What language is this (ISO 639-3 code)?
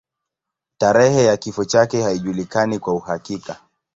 swa